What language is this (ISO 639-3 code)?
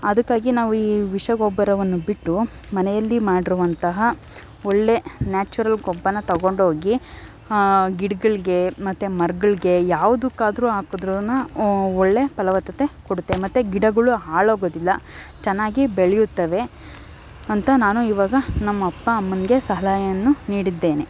kan